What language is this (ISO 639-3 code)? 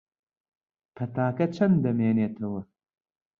ckb